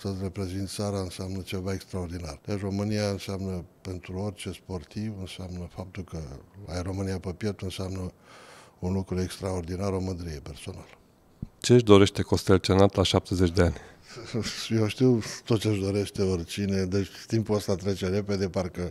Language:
Romanian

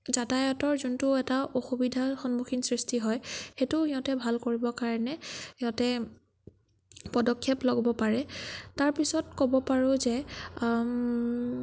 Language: Assamese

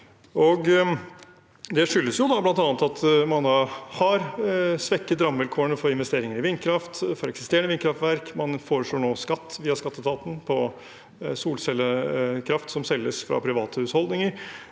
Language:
Norwegian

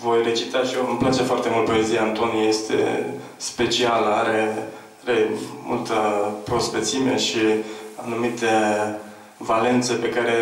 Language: Romanian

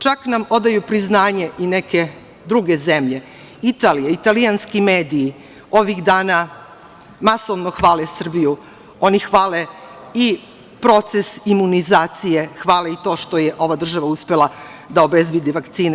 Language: Serbian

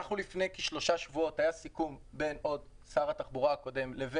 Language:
Hebrew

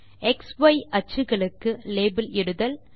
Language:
Tamil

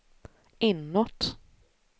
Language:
Swedish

